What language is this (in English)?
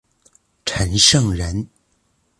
Chinese